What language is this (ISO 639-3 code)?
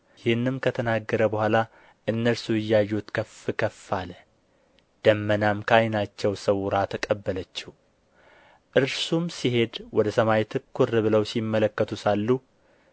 amh